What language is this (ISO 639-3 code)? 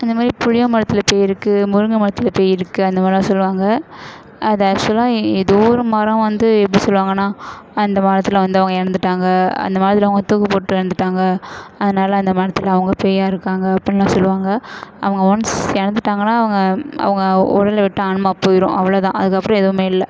tam